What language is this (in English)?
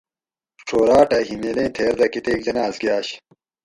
Gawri